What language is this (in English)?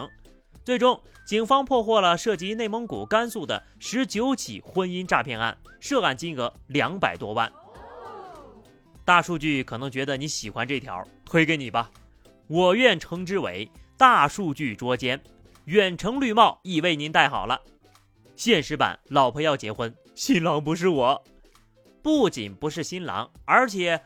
Chinese